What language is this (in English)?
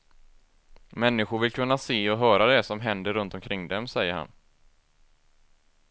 Swedish